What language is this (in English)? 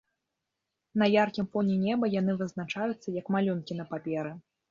Belarusian